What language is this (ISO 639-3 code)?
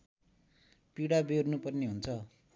nep